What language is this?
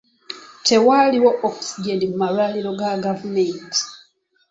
Ganda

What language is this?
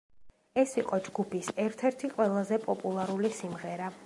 Georgian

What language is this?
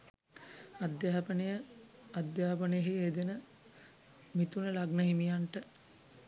Sinhala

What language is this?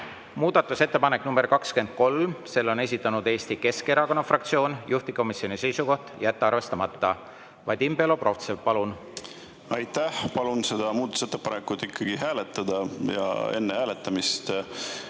Estonian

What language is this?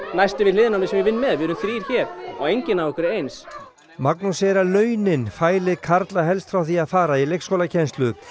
Icelandic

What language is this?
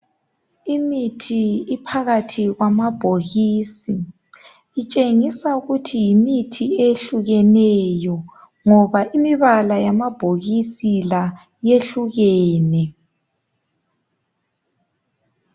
North Ndebele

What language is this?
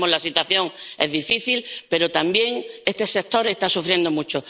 Spanish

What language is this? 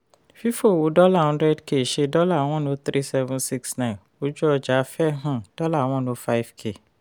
Yoruba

